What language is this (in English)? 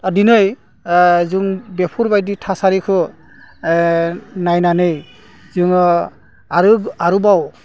Bodo